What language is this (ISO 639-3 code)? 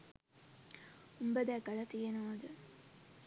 sin